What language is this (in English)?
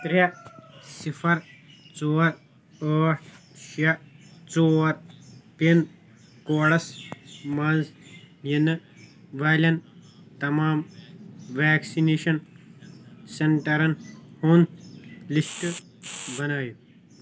Kashmiri